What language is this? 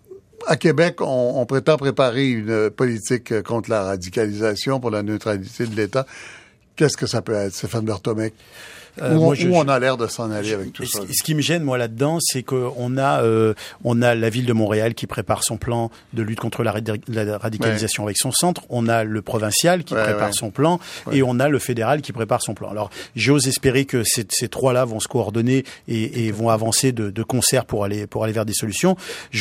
French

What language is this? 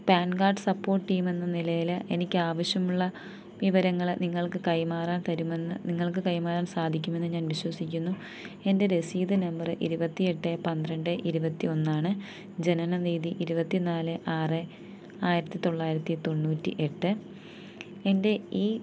Malayalam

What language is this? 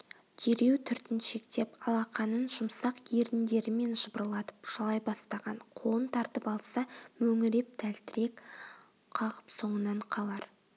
Kazakh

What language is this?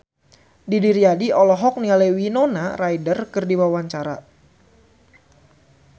Sundanese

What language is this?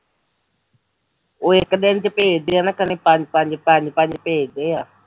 Punjabi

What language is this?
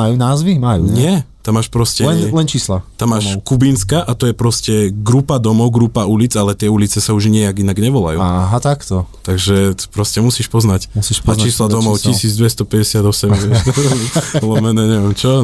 Slovak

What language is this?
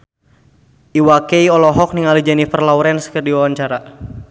Sundanese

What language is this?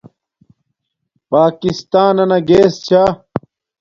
Domaaki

